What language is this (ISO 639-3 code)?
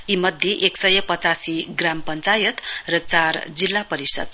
nep